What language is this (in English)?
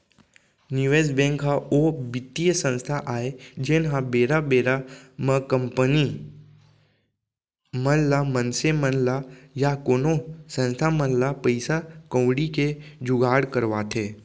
Chhattisgarhi